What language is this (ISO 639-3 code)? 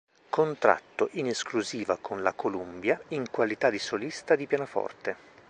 ita